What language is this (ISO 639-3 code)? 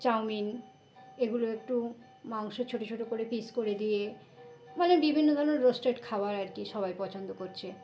ben